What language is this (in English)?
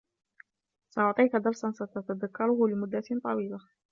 Arabic